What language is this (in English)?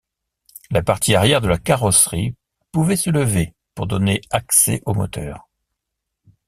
French